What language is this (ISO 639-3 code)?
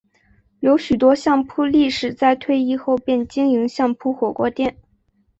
zho